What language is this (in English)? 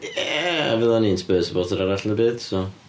Welsh